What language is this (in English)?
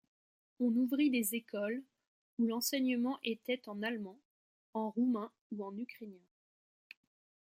French